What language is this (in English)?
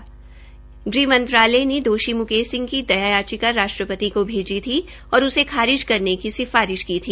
Hindi